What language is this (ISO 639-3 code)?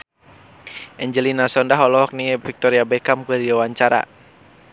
sun